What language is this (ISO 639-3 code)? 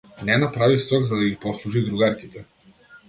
mkd